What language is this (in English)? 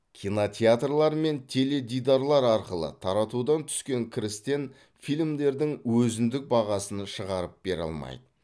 Kazakh